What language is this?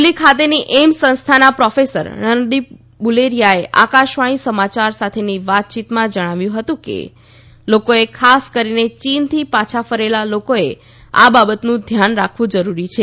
Gujarati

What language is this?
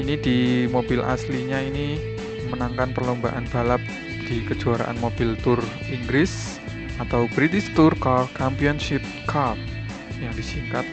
Indonesian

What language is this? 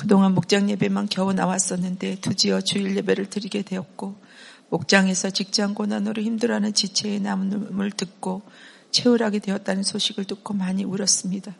Korean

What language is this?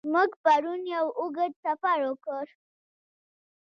Pashto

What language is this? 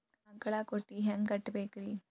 Kannada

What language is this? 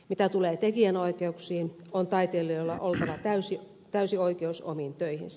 Finnish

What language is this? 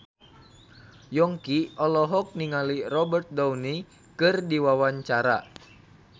Sundanese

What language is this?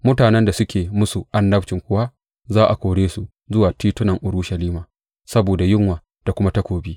Hausa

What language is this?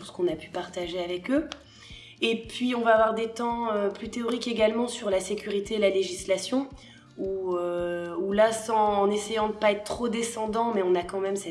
French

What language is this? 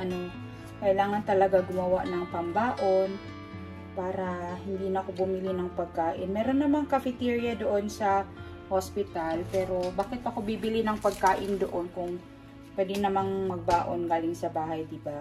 Filipino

